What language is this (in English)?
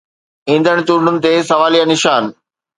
Sindhi